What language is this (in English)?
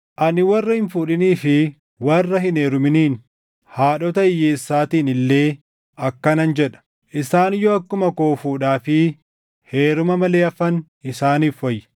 Oromo